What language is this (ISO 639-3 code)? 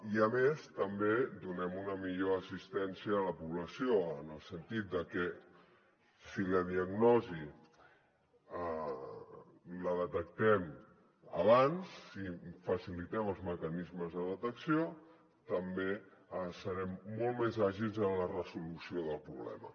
cat